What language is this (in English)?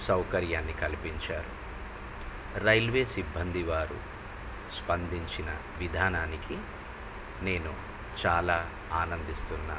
Telugu